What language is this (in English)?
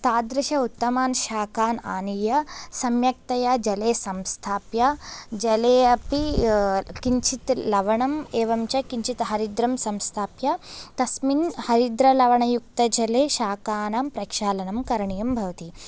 Sanskrit